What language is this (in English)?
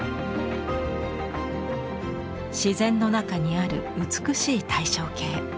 Japanese